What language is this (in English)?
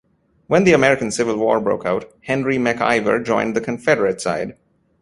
English